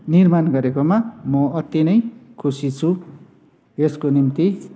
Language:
Nepali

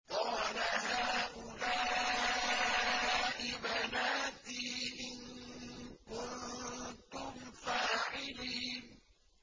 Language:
Arabic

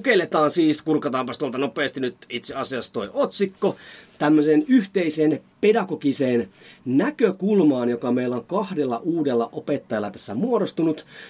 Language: Finnish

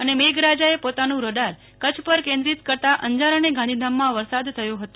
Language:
Gujarati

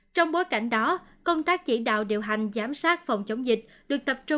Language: Vietnamese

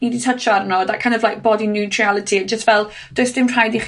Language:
Welsh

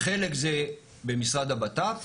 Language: Hebrew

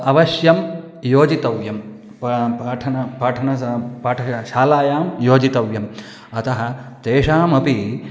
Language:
Sanskrit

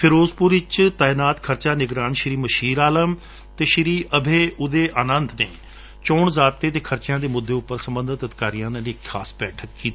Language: Punjabi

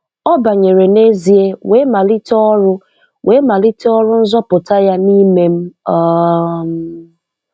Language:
Igbo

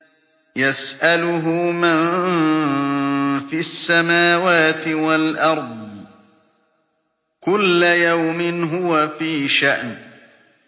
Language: Arabic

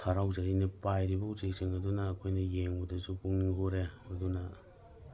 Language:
Manipuri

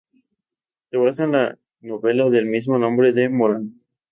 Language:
Spanish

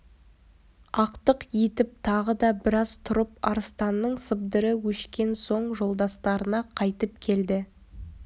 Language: Kazakh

